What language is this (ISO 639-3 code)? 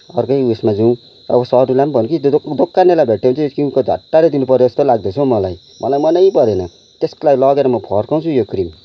nep